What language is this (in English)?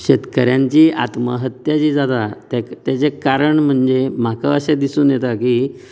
Konkani